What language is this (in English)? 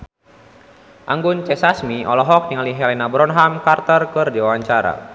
Sundanese